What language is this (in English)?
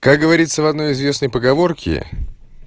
Russian